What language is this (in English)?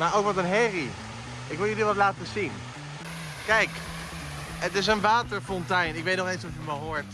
Dutch